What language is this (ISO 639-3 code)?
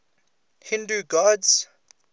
eng